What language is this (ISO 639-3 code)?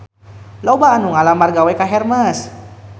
sun